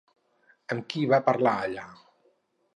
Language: Catalan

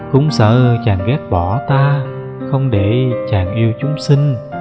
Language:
Vietnamese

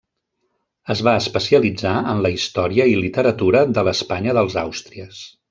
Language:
Catalan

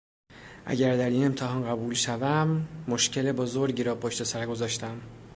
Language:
Persian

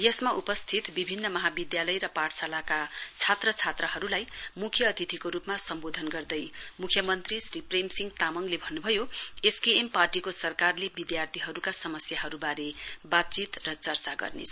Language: Nepali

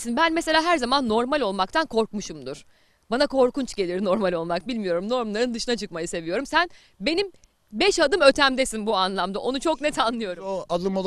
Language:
Turkish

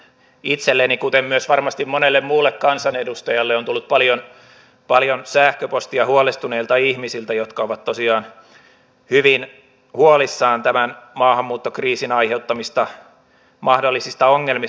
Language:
Finnish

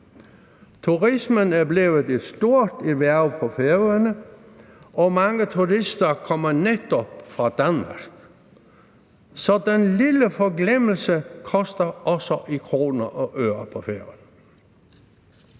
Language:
Danish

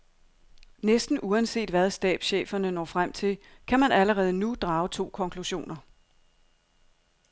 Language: Danish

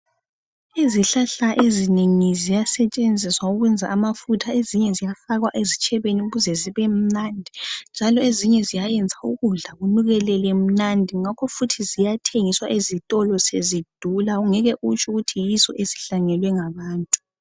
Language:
North Ndebele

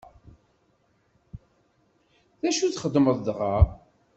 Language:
Kabyle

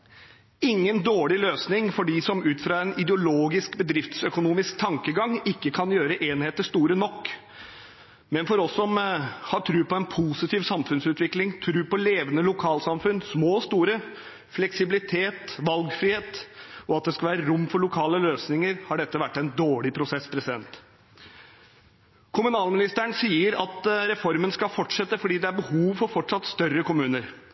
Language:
Norwegian Bokmål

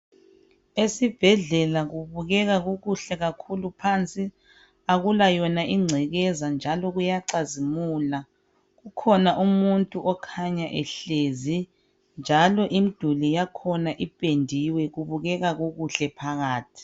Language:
North Ndebele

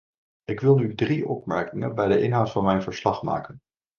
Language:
Dutch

